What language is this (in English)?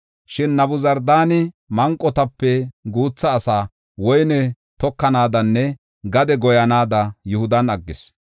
Gofa